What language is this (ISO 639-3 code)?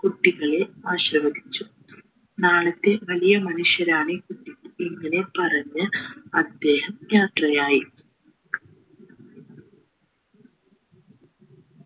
mal